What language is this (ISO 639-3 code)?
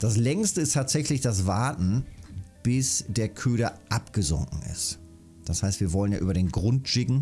deu